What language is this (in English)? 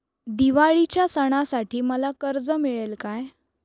Marathi